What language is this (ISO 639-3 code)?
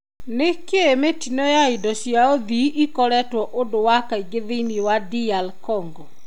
kik